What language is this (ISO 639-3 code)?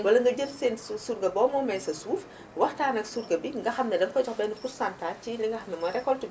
wol